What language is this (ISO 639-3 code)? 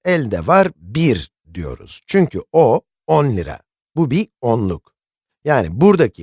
tur